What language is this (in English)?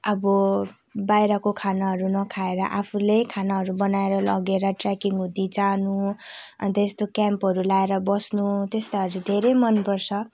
Nepali